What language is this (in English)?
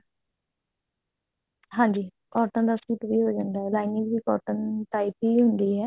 Punjabi